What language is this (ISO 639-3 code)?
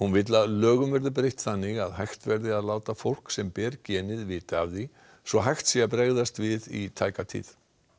isl